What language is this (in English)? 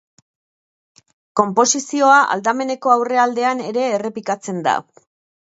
Basque